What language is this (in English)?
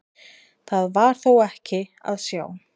Icelandic